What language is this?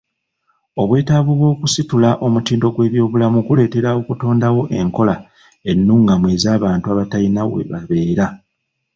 Ganda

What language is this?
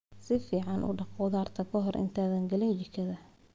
Somali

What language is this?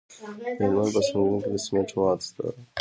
Pashto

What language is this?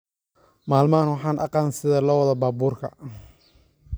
Somali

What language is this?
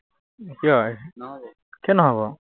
Assamese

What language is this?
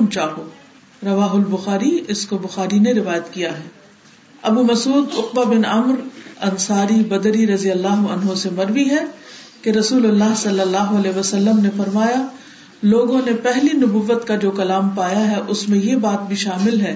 Urdu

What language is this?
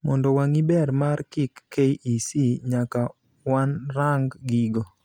Luo (Kenya and Tanzania)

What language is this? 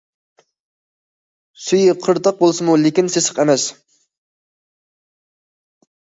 Uyghur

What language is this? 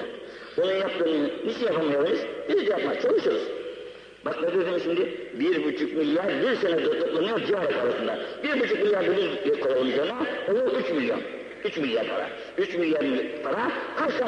Turkish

